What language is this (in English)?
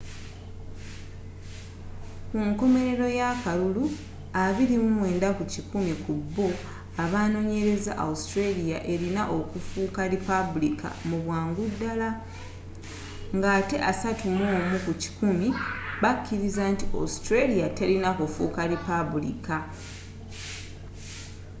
Ganda